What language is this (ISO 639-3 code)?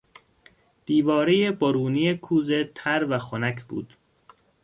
fas